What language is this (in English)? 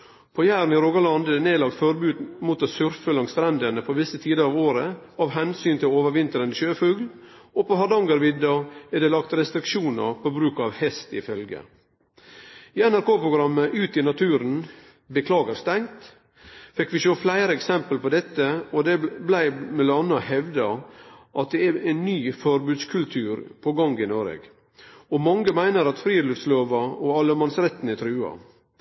Norwegian Nynorsk